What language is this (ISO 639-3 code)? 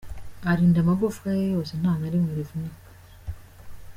kin